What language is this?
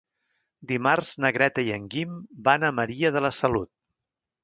Catalan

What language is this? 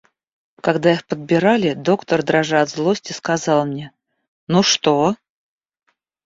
Russian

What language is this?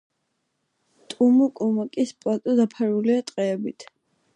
Georgian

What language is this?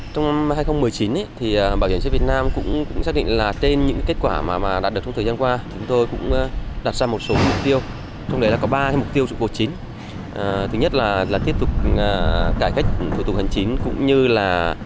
Vietnamese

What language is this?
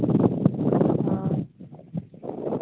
Santali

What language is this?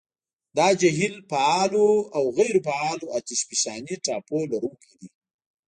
Pashto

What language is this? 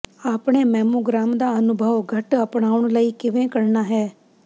Punjabi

